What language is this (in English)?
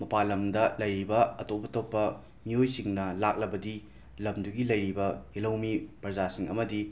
Manipuri